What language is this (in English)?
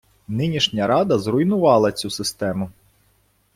Ukrainian